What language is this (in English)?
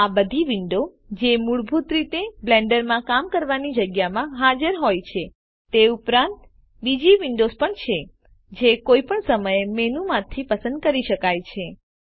Gujarati